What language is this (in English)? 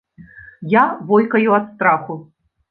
Belarusian